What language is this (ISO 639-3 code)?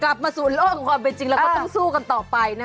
tha